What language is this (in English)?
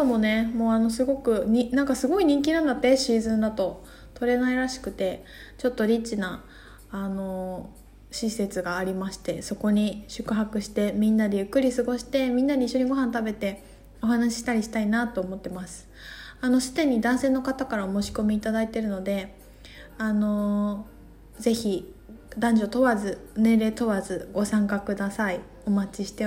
Japanese